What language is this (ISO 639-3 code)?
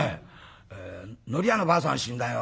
jpn